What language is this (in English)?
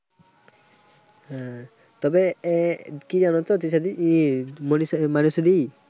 Bangla